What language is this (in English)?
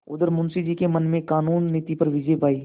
Hindi